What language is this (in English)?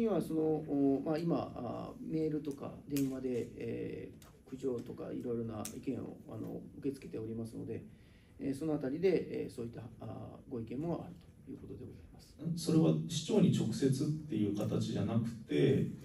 Japanese